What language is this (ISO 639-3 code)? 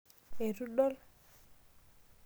mas